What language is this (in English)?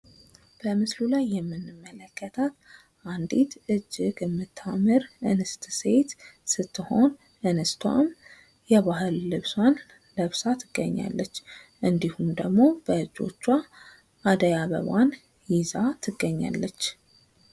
Amharic